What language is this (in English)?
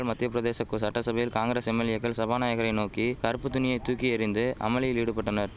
Tamil